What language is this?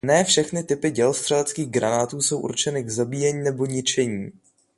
Czech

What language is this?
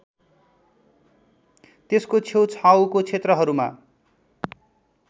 Nepali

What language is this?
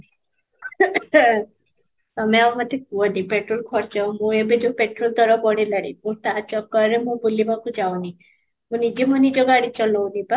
Odia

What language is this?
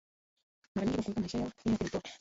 Swahili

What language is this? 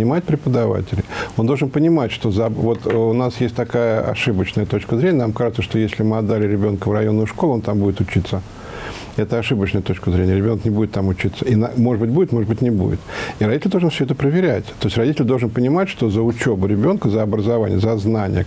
Russian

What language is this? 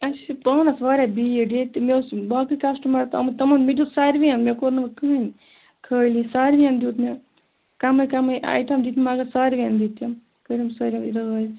Kashmiri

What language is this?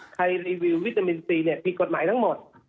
Thai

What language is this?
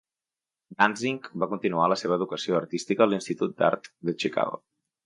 Catalan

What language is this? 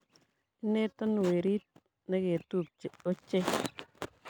Kalenjin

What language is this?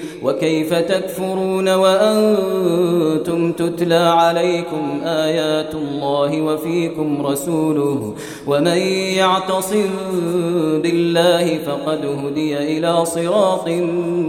Arabic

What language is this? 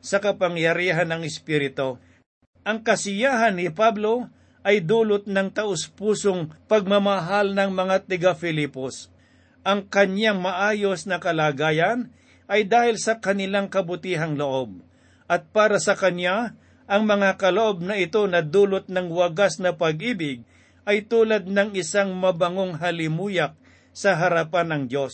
Filipino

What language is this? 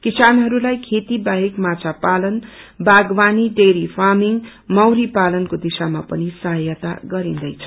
Nepali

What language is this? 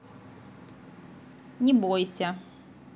Russian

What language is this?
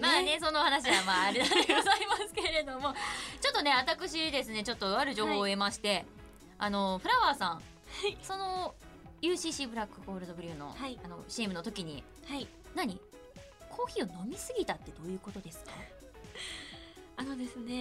Japanese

